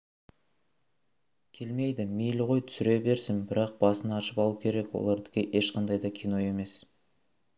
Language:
Kazakh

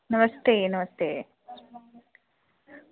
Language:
Dogri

